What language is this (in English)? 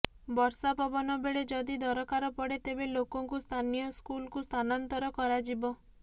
Odia